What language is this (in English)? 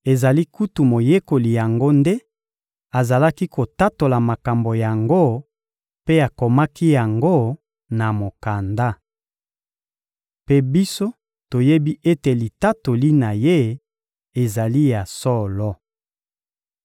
Lingala